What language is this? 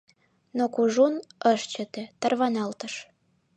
Mari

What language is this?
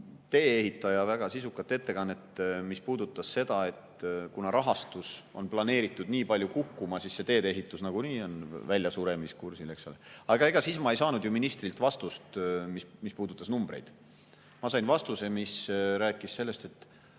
Estonian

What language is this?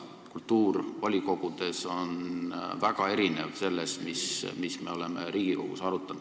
Estonian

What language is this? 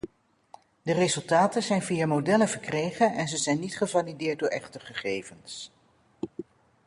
Dutch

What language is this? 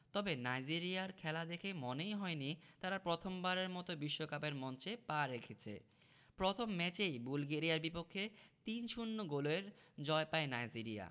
Bangla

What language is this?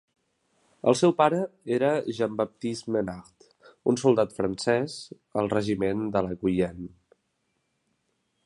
Catalan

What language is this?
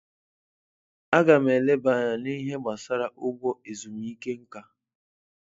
Igbo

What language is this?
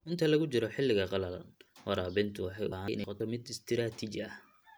Somali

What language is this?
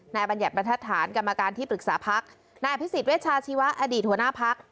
Thai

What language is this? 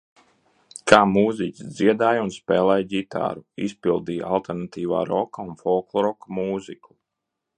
Latvian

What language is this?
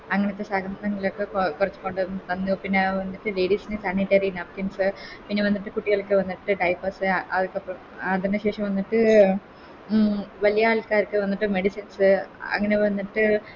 Malayalam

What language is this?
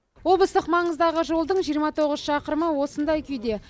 Kazakh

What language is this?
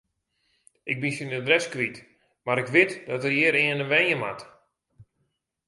Western Frisian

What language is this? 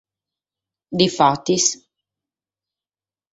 Sardinian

